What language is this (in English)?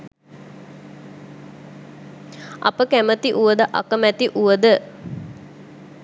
Sinhala